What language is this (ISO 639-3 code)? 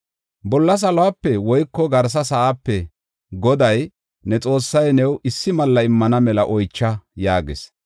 gof